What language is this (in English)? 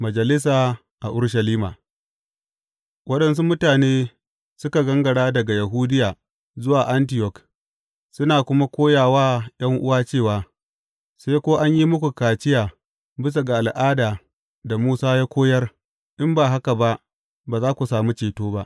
Hausa